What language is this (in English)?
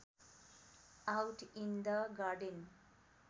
Nepali